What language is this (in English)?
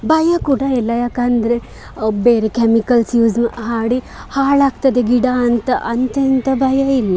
Kannada